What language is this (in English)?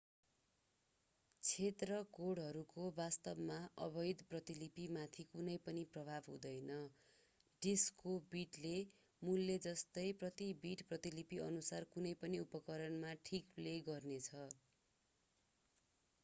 Nepali